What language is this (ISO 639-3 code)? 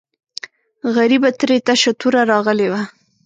pus